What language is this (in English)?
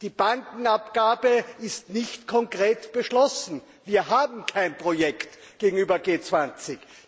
German